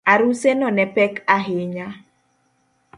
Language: Luo (Kenya and Tanzania)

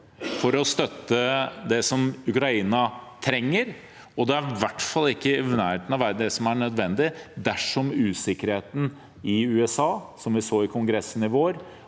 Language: Norwegian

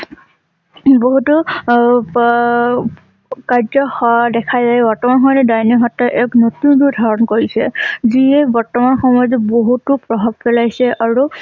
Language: Assamese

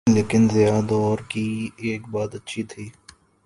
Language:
Urdu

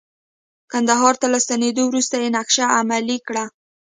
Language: Pashto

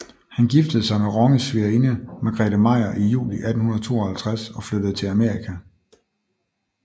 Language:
Danish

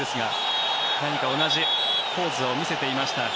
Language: Japanese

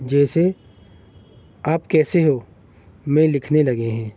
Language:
Urdu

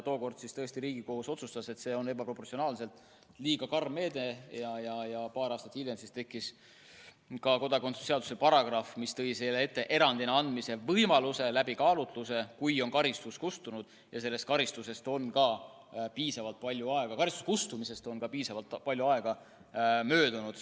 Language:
Estonian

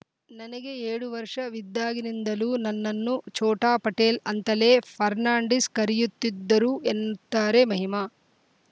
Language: Kannada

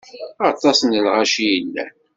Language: Kabyle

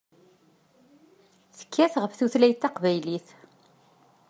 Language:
Kabyle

